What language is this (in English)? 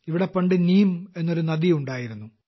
Malayalam